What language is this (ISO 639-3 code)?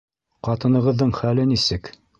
bak